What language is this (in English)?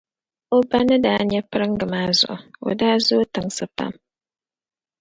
Dagbani